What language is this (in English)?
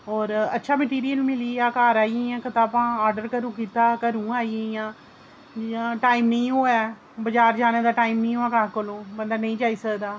Dogri